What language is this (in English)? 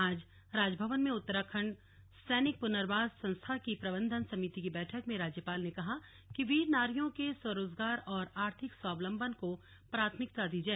Hindi